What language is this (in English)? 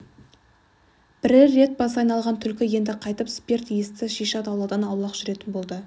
Kazakh